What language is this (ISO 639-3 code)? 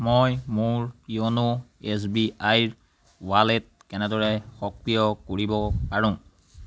asm